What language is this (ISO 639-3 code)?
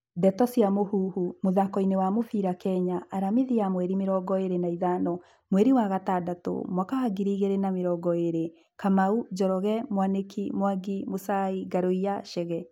kik